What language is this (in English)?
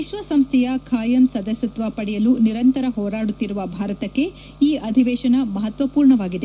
Kannada